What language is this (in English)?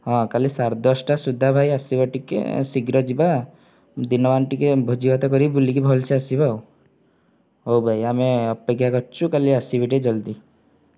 Odia